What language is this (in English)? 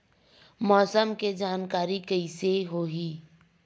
Chhattisgarhi